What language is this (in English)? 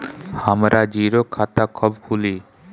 Bhojpuri